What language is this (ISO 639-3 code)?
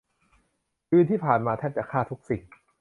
tha